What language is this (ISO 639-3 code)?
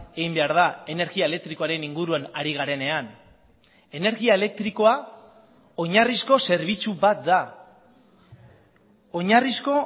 eus